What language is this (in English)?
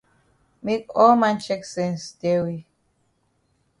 Cameroon Pidgin